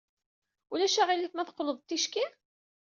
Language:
Kabyle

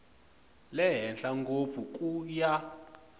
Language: Tsonga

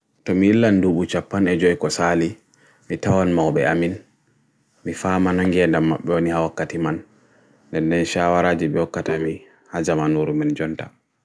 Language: Bagirmi Fulfulde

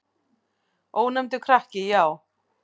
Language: Icelandic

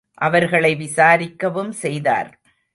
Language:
Tamil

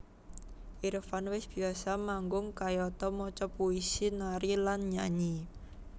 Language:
Javanese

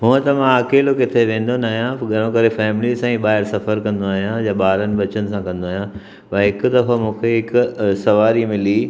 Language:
Sindhi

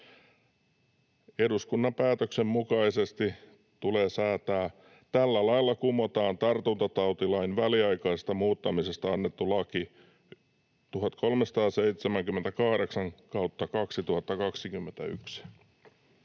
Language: Finnish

